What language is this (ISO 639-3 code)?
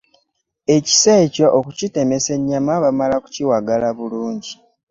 lug